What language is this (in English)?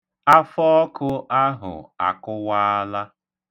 Igbo